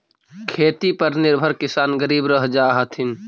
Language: Magahi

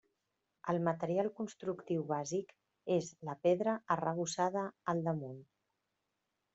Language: Catalan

